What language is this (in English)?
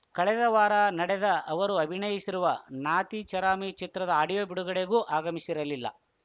Kannada